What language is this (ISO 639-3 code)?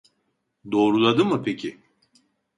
tur